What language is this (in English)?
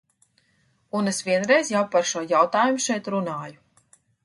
Latvian